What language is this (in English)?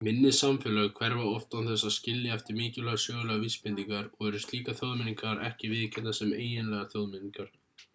Icelandic